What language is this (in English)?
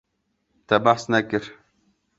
Kurdish